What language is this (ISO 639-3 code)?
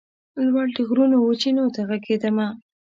pus